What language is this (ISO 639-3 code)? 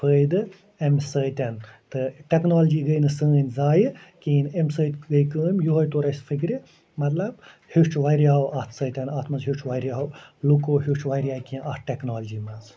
kas